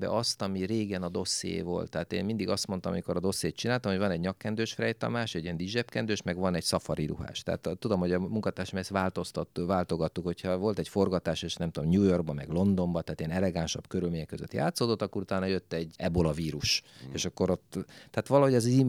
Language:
Hungarian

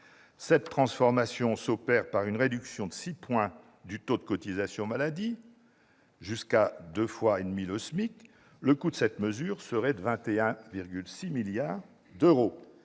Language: French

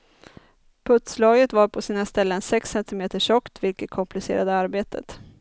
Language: Swedish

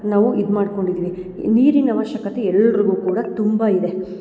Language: Kannada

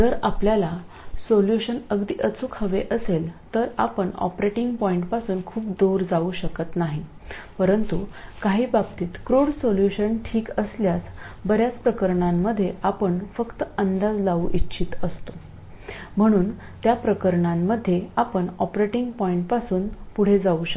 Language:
Marathi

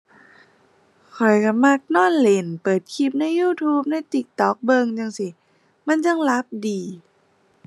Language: Thai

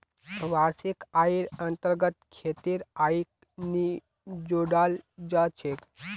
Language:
Magahi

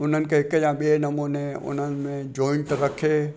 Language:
Sindhi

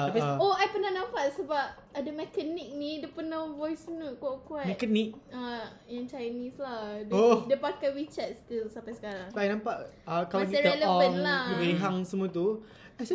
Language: Malay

